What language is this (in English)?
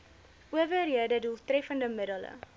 Afrikaans